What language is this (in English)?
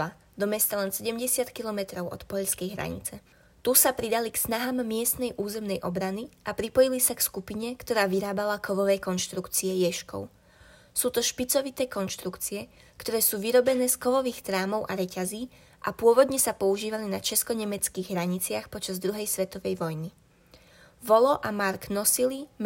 Slovak